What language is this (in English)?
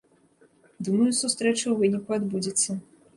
Belarusian